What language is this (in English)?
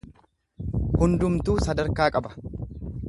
Oromo